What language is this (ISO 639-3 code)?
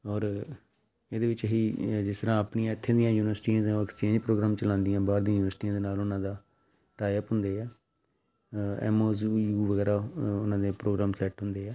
pan